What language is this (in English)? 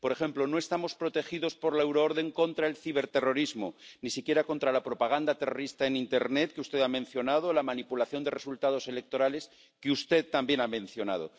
Spanish